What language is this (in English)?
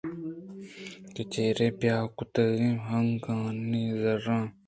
Eastern Balochi